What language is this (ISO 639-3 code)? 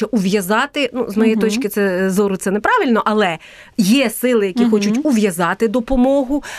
ukr